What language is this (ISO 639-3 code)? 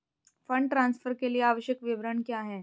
hin